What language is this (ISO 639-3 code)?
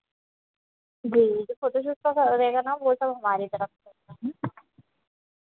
hin